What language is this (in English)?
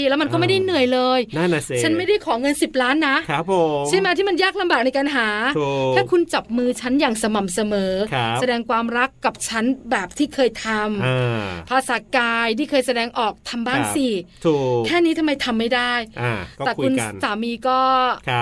Thai